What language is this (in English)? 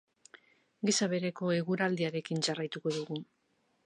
Basque